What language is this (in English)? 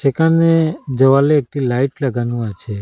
Bangla